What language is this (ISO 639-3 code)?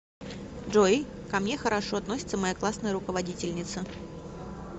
rus